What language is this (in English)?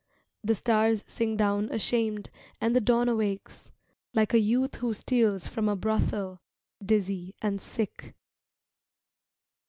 English